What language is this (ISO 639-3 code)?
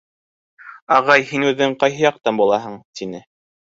bak